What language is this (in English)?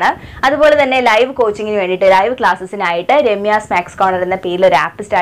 Malayalam